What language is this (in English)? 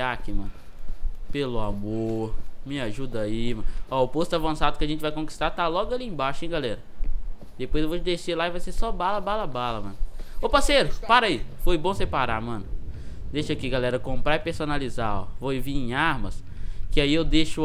Portuguese